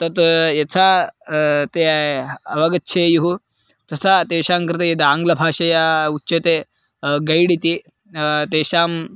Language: Sanskrit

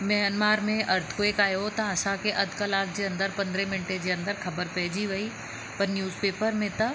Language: Sindhi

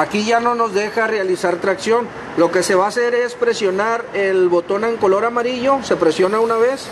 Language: Spanish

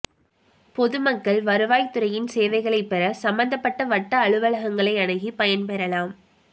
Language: Tamil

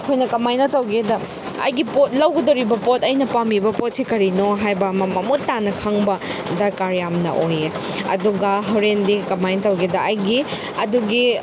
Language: Manipuri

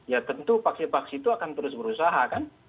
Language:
Indonesian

